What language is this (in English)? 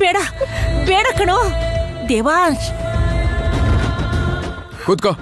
Kannada